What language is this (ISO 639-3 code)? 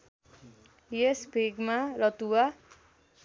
nep